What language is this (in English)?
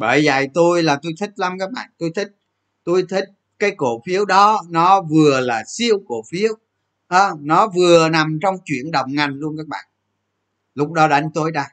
Vietnamese